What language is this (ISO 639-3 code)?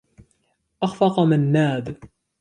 ara